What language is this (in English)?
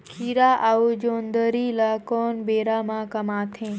Chhattisgarhi